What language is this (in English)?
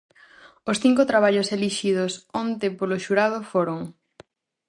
Galician